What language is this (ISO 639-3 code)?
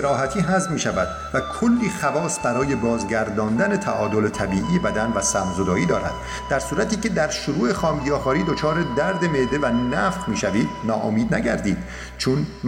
fas